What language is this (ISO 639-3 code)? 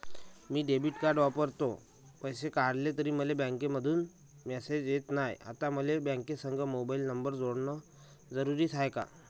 mar